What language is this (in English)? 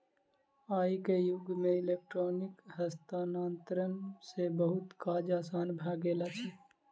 Maithili